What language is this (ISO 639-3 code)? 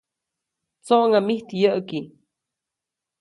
zoc